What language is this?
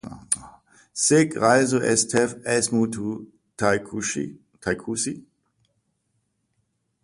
Latvian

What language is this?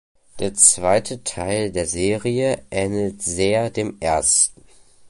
German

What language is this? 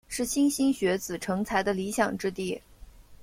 Chinese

